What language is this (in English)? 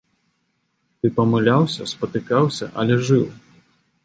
Belarusian